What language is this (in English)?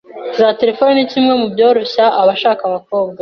Kinyarwanda